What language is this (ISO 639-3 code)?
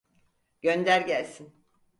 tur